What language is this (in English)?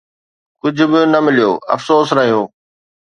Sindhi